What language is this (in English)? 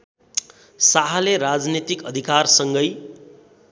Nepali